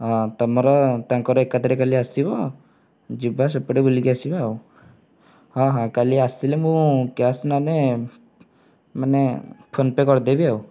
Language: Odia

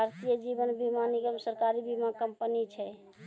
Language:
Maithili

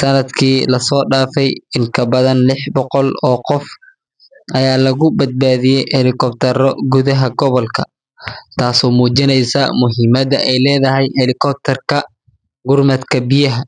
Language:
Somali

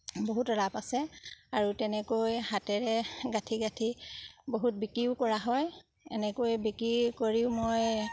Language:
Assamese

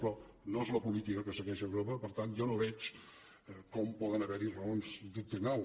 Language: Catalan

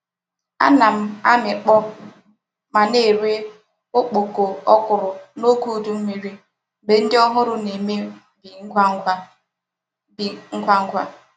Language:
Igbo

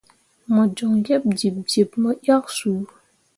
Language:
Mundang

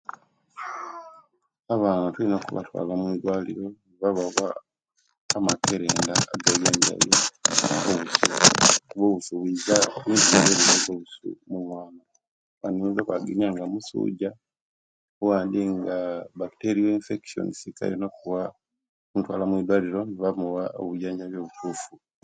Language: Kenyi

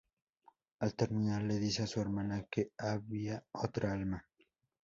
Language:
Spanish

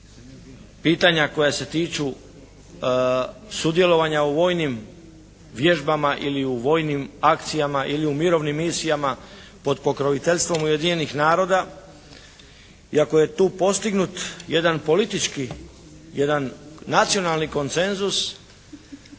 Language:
Croatian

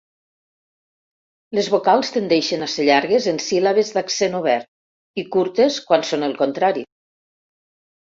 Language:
Catalan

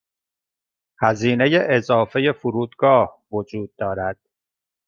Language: Persian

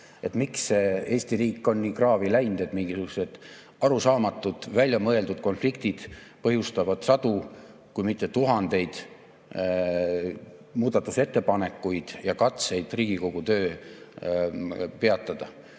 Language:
Estonian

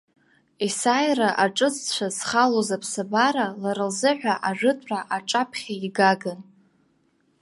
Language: Abkhazian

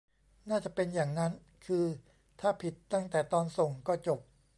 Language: Thai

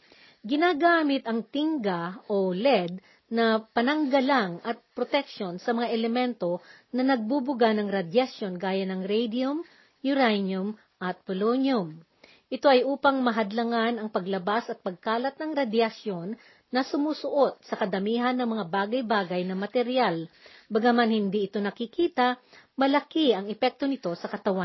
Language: Filipino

